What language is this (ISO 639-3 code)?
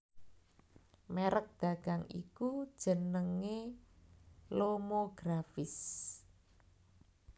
jav